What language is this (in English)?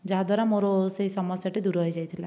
Odia